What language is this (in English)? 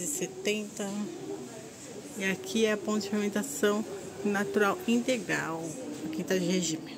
Portuguese